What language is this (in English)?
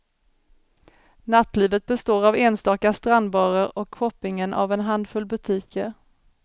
Swedish